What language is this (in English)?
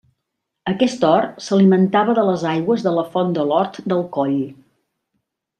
Catalan